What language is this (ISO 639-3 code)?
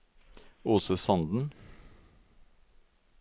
nor